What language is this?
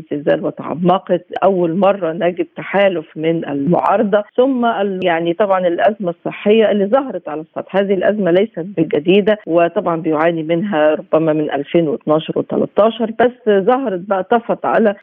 Arabic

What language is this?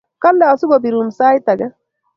Kalenjin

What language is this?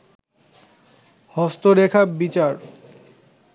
Bangla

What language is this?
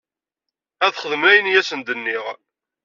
Kabyle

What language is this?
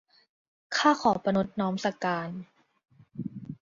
Thai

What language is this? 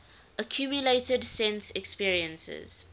English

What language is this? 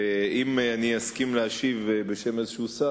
Hebrew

